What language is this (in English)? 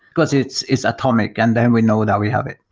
English